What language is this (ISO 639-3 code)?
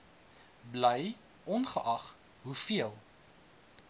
afr